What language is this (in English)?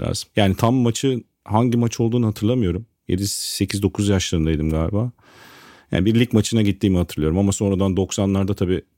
Turkish